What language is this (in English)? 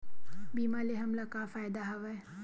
Chhattisgarhi